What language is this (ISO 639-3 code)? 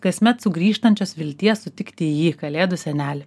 lit